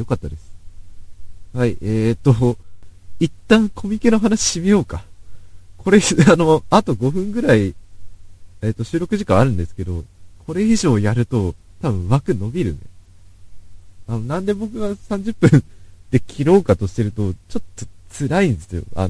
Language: Japanese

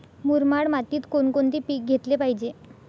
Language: Marathi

